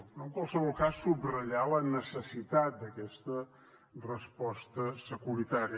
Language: Catalan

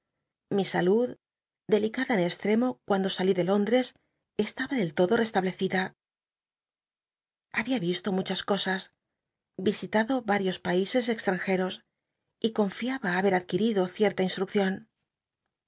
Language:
Spanish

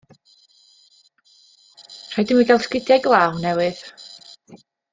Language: Welsh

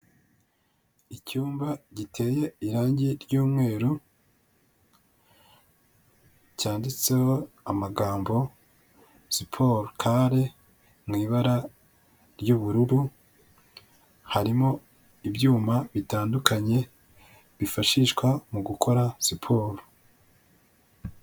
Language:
Kinyarwanda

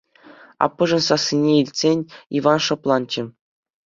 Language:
Chuvash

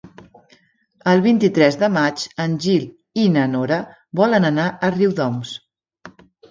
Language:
Catalan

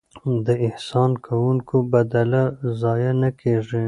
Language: Pashto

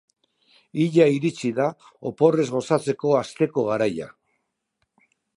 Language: Basque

